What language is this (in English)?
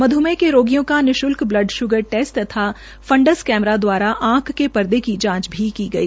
Hindi